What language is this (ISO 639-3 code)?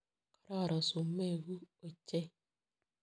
kln